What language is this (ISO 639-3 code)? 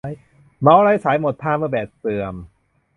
tha